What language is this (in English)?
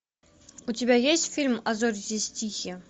Russian